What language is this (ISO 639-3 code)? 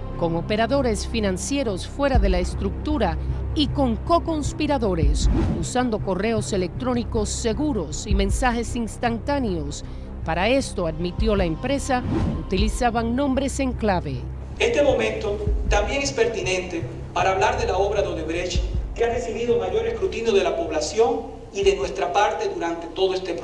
spa